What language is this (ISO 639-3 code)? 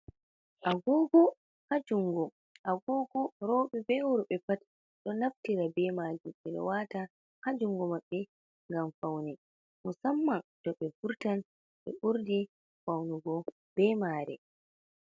ful